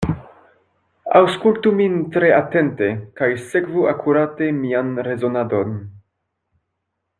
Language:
Esperanto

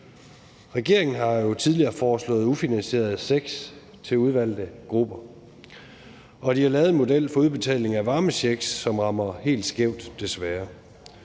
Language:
Danish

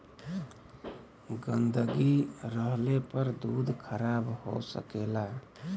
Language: Bhojpuri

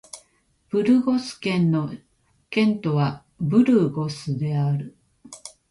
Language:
Japanese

